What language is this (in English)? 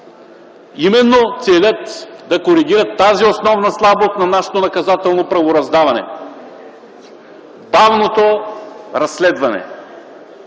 Bulgarian